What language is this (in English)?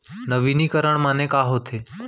Chhattisgarhi